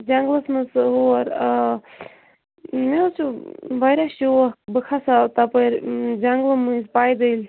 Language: Kashmiri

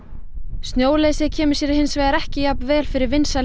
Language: Icelandic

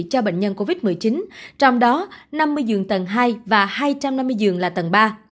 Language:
Vietnamese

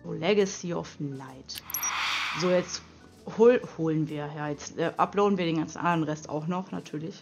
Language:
German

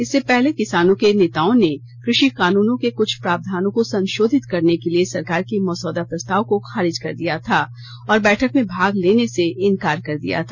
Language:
Hindi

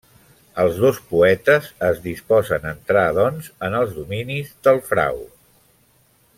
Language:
Catalan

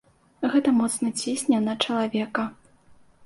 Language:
Belarusian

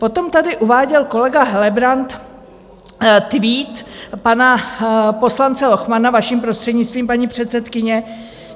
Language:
Czech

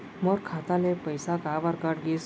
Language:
Chhattisgarhi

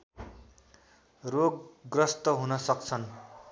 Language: Nepali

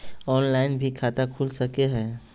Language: Magahi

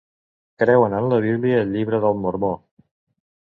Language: Catalan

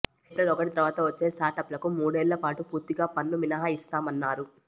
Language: Telugu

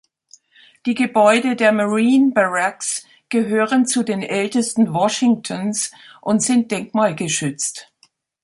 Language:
German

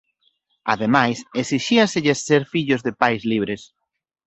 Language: Galician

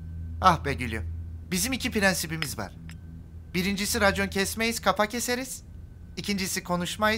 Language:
Turkish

